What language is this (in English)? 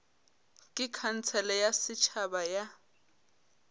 Northern Sotho